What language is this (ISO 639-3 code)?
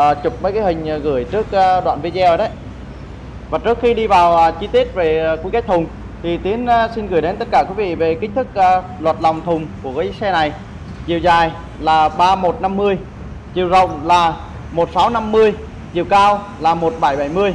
vie